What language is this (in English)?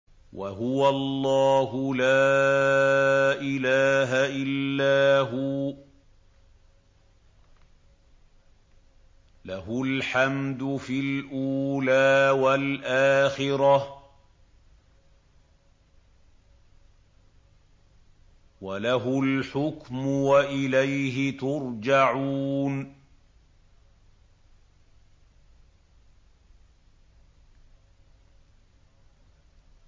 Arabic